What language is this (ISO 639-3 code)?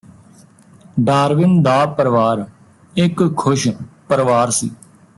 pan